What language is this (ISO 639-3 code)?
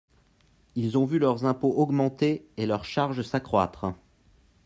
fra